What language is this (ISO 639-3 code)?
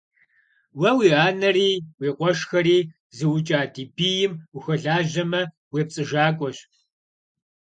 kbd